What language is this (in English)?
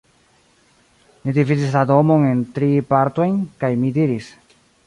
Esperanto